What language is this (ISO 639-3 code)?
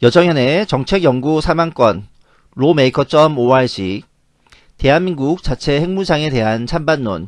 kor